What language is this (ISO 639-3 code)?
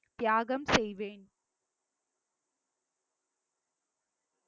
tam